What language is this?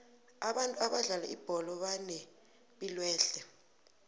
South Ndebele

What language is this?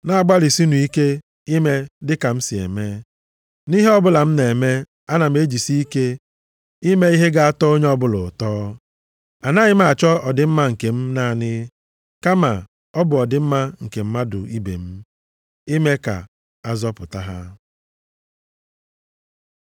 Igbo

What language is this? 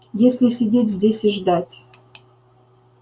Russian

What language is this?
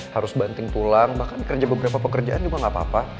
Indonesian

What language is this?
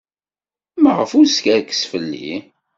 Kabyle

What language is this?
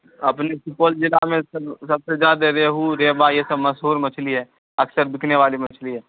Urdu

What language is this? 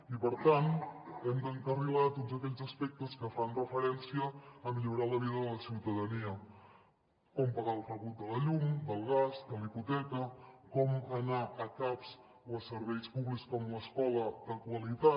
Catalan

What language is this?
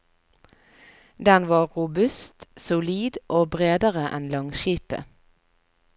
Norwegian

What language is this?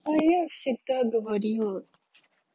Russian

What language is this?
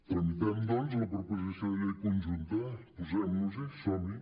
Catalan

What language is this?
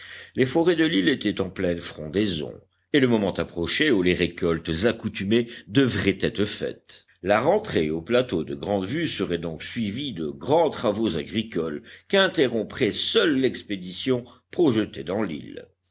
French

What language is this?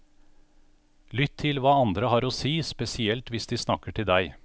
Norwegian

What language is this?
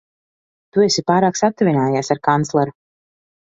Latvian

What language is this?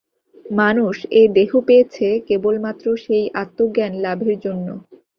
Bangla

